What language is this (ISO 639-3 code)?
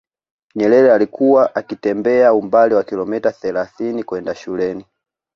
swa